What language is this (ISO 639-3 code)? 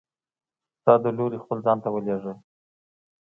pus